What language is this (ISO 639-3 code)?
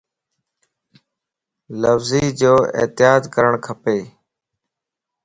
lss